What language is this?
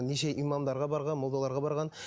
Kazakh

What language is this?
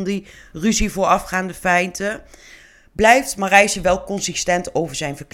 Dutch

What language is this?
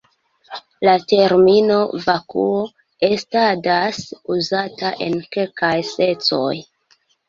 Esperanto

